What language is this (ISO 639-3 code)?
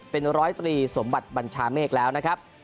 tha